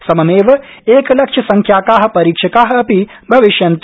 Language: Sanskrit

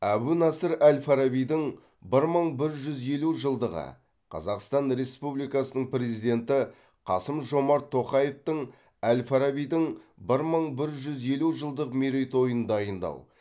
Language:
Kazakh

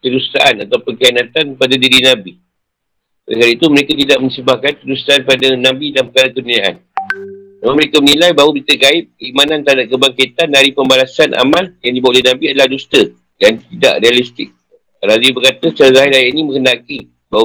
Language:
Malay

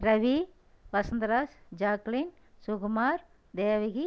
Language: Tamil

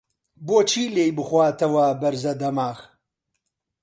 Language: Central Kurdish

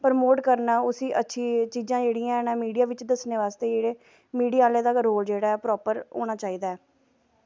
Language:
Dogri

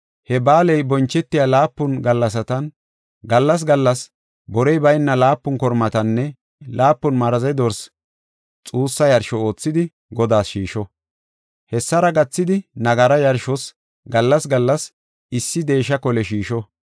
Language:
Gofa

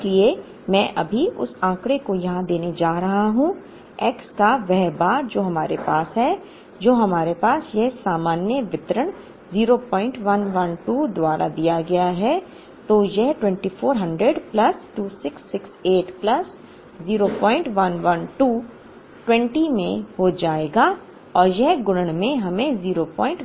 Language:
Hindi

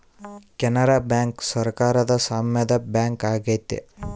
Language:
Kannada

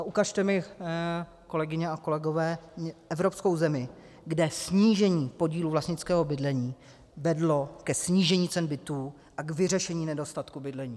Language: Czech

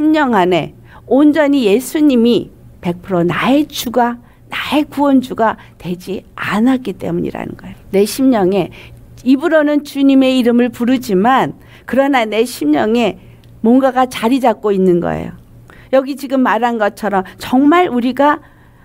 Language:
Korean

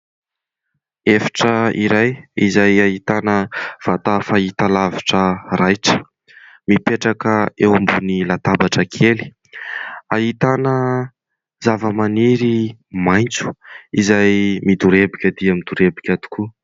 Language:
Malagasy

